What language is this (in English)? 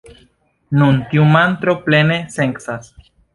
Esperanto